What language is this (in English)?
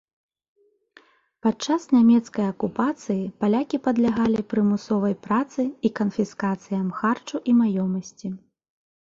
Belarusian